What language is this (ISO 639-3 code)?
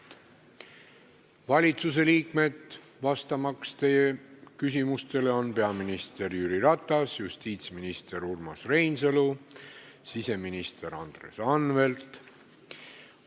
est